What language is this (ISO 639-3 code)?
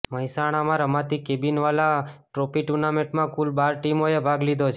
guj